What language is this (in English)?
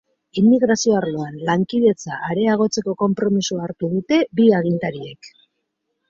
Basque